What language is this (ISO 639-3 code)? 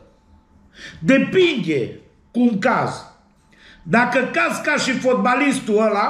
ron